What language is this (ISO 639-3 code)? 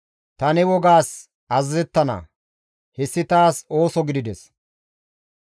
gmv